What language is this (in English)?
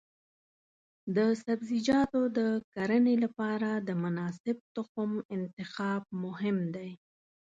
Pashto